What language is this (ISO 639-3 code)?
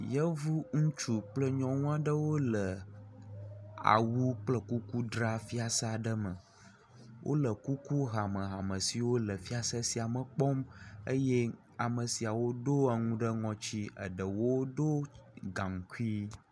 ewe